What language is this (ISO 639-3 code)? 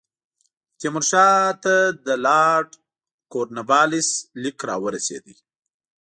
pus